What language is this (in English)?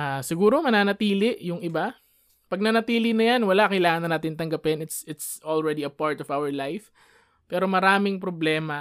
Filipino